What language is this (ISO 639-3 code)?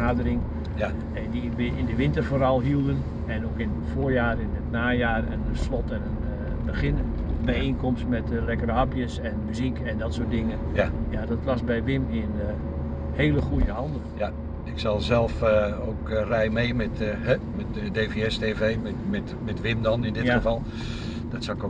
nld